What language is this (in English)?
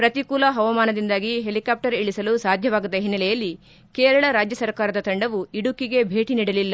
Kannada